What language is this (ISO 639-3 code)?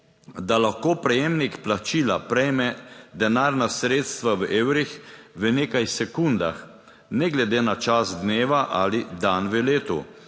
slv